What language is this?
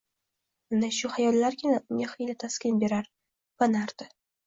Uzbek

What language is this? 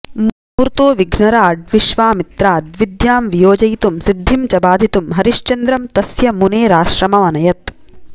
Sanskrit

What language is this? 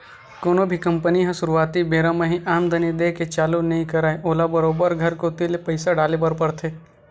Chhattisgarhi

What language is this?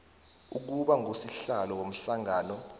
South Ndebele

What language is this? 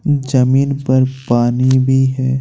Hindi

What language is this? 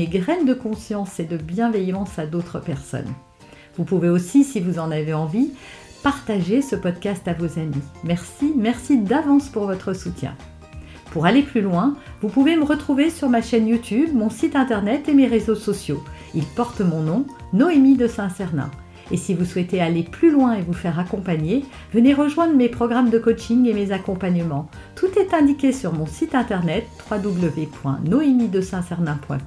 French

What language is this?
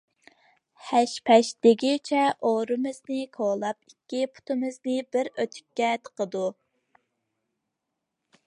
Uyghur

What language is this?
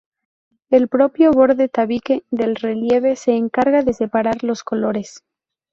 Spanish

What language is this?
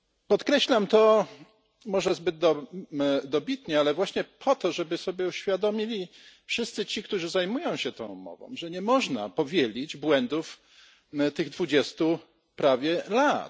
Polish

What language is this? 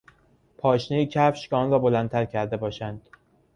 Persian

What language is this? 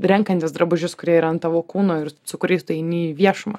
Lithuanian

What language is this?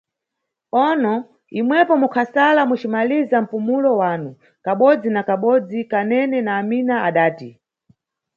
Nyungwe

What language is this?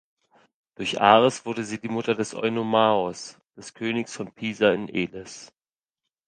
German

